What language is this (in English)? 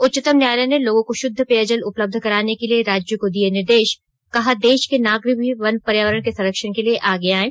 Hindi